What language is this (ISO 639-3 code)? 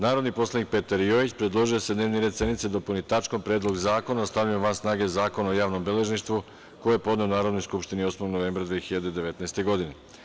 srp